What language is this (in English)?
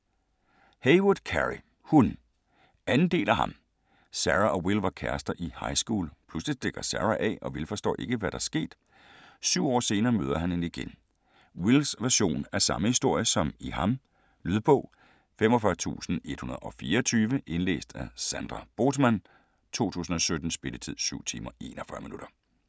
Danish